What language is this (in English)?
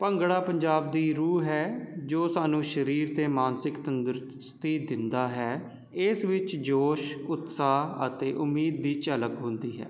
Punjabi